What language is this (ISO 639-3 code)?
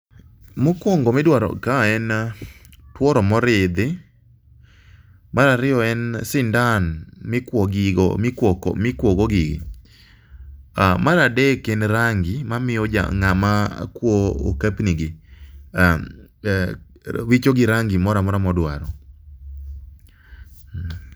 luo